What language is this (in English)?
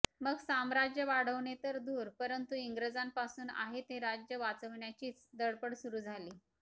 Marathi